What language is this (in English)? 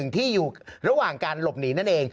Thai